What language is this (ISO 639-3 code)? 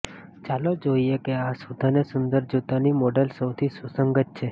guj